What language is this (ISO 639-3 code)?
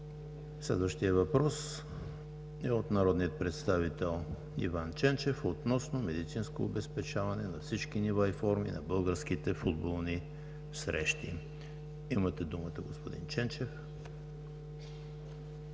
bul